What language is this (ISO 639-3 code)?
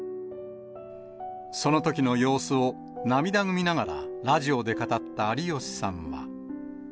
jpn